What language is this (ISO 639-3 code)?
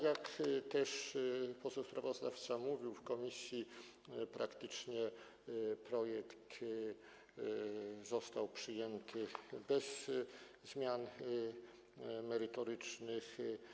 pol